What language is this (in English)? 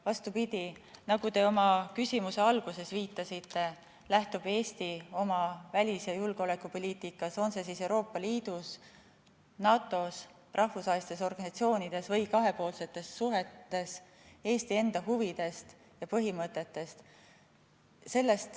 Estonian